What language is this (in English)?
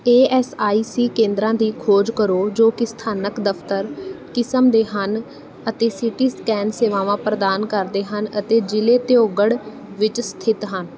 Punjabi